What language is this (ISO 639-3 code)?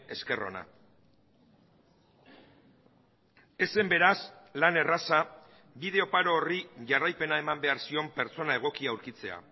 eus